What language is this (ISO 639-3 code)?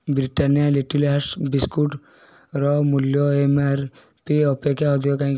ori